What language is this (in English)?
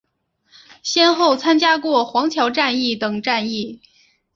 Chinese